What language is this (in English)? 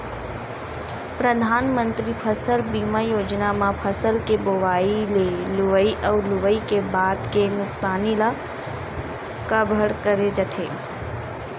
Chhattisgarhi